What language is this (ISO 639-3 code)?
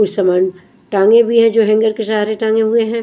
hin